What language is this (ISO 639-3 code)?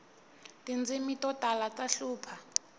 tso